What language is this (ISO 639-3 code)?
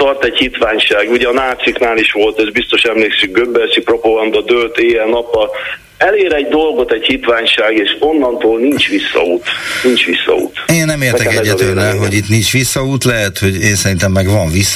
hun